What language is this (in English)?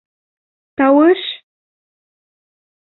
Bashkir